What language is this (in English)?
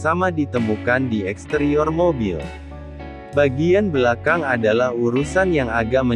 Indonesian